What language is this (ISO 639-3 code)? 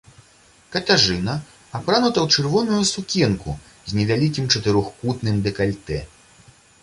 bel